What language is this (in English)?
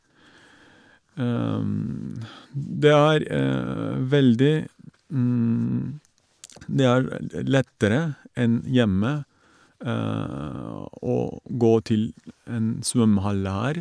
Norwegian